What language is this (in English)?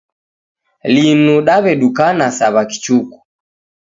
Taita